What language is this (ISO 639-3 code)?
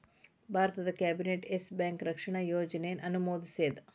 kan